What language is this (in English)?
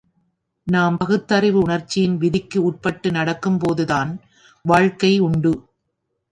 Tamil